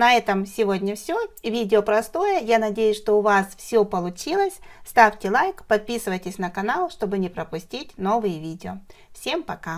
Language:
Russian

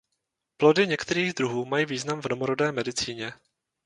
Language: Czech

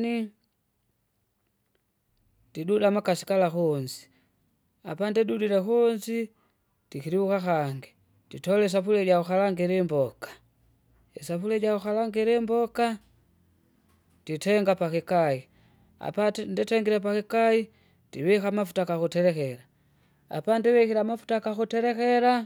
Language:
Kinga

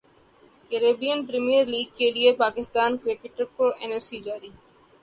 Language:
Urdu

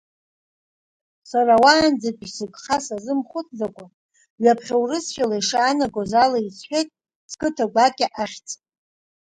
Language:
Abkhazian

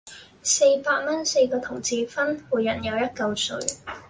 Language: Cantonese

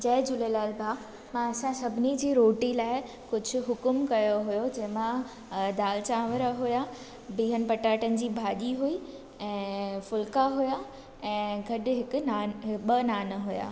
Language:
Sindhi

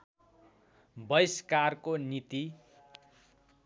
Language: Nepali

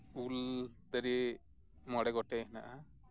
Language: Santali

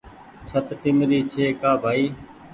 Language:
Goaria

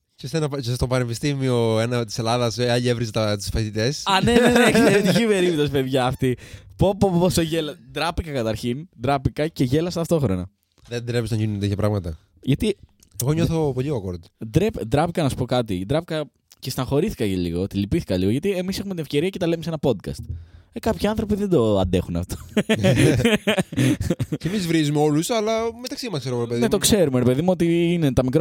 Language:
Greek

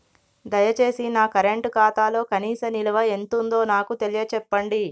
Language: Telugu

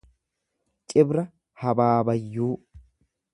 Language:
Oromo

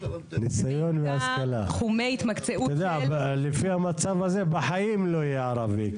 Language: Hebrew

